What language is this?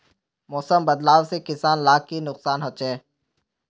Magahi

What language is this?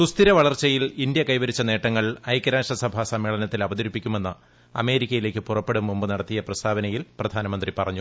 Malayalam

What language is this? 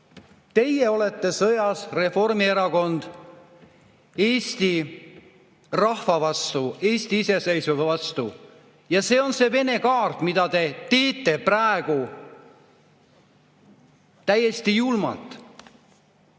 Estonian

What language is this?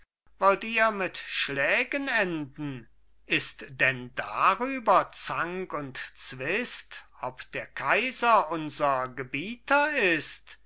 German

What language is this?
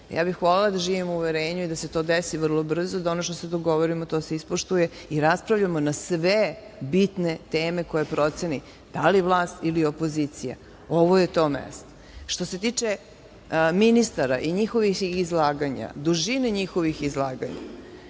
Serbian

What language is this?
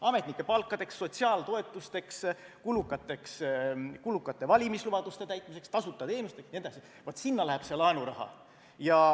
Estonian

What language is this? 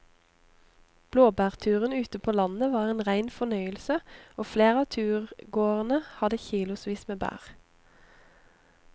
Norwegian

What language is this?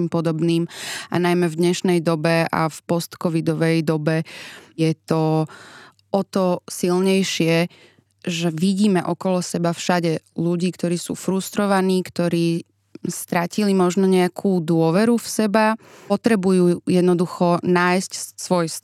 Slovak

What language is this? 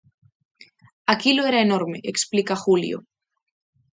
Galician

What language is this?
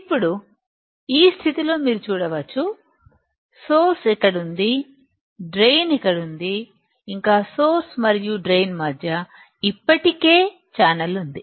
Telugu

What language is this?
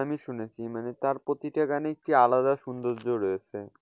Bangla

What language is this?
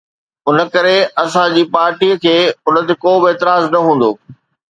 Sindhi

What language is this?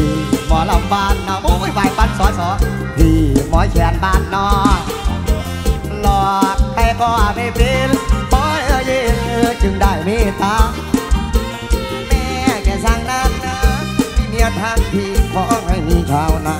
Thai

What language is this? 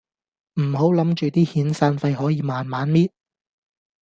Cantonese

